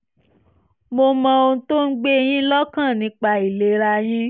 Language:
Yoruba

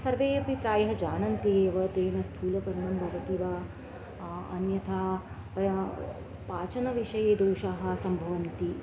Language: Sanskrit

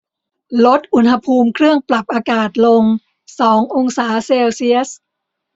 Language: Thai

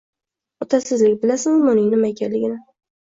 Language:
Uzbek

